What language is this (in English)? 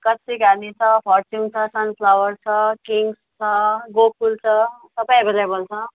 Nepali